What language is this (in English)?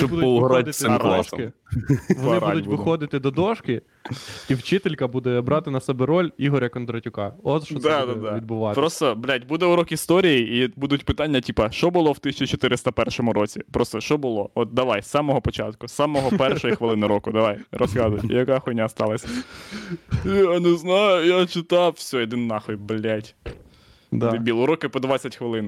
Ukrainian